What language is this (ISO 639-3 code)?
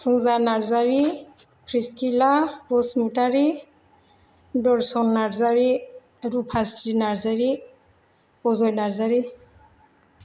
brx